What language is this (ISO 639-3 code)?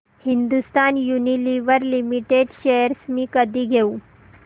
mar